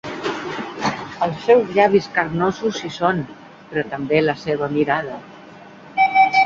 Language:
Catalan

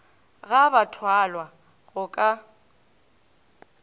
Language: Northern Sotho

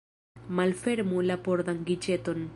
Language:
Esperanto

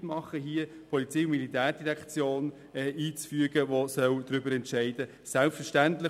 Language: Swiss German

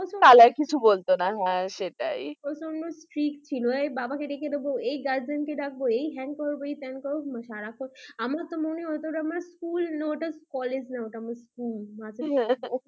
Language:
Bangla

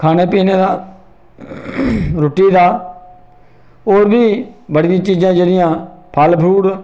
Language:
Dogri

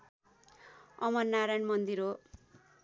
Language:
Nepali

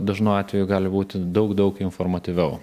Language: Lithuanian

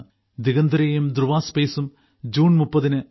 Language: Malayalam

